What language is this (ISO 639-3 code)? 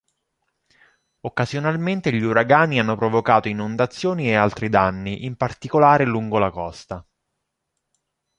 ita